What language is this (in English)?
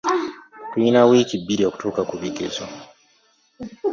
Ganda